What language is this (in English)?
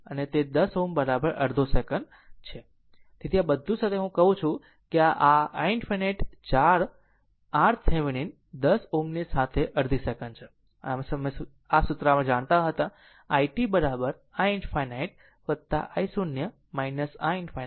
Gujarati